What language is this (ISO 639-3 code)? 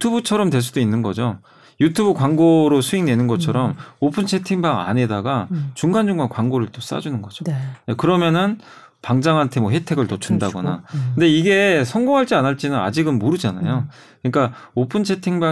kor